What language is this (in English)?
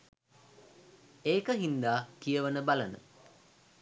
Sinhala